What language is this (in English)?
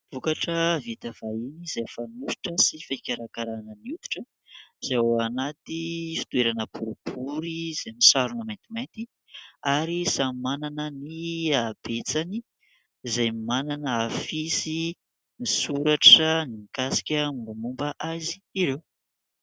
Malagasy